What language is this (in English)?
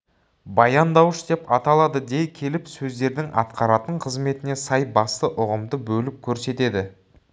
Kazakh